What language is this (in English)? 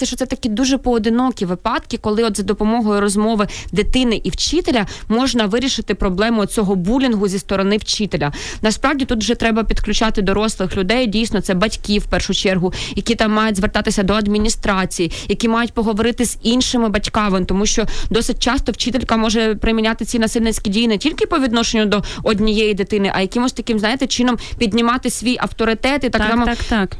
Ukrainian